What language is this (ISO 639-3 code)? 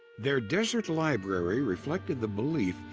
eng